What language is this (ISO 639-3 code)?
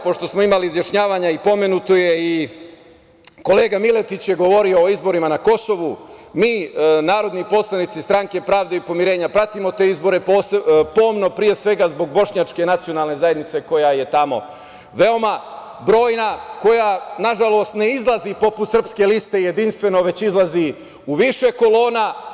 srp